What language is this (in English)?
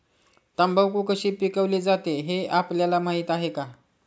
Marathi